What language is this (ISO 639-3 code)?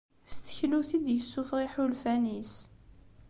kab